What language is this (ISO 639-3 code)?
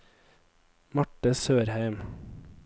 nor